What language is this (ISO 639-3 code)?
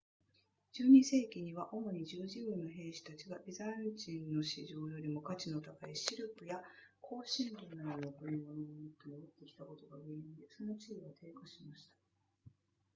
jpn